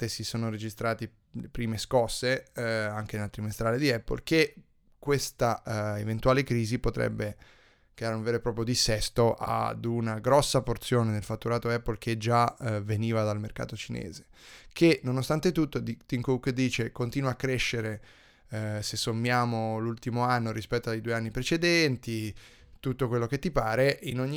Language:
Italian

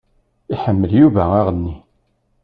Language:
Kabyle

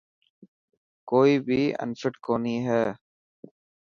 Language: Dhatki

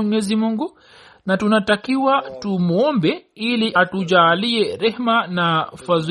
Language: Swahili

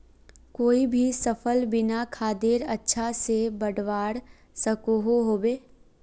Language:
Magahi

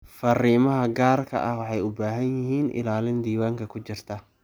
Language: Somali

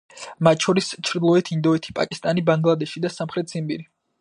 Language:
Georgian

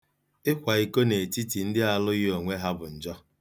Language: Igbo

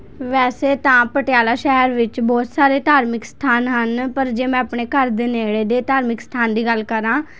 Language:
Punjabi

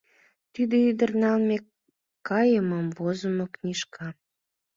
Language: Mari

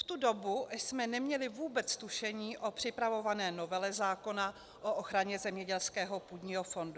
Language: Czech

